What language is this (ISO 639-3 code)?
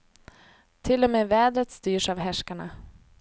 swe